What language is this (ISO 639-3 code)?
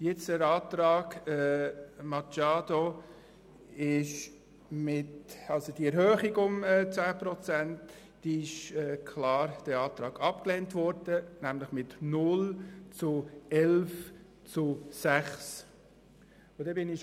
gsw